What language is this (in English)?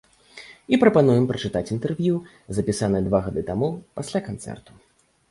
Belarusian